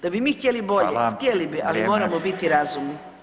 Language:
Croatian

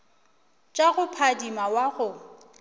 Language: Northern Sotho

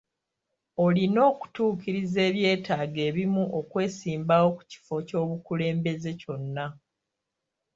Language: Ganda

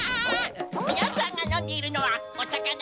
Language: Japanese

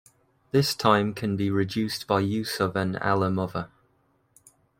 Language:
English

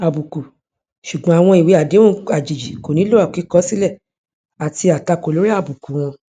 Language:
Yoruba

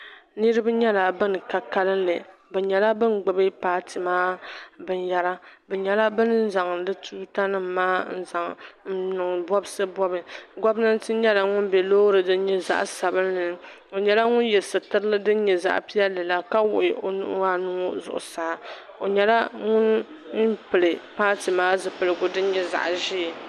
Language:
Dagbani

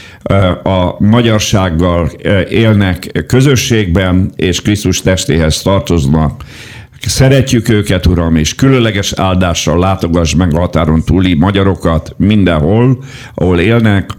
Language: Hungarian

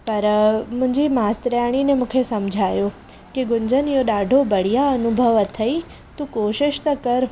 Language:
Sindhi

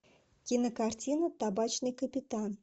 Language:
Russian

